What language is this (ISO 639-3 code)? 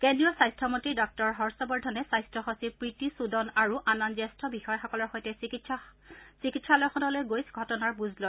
asm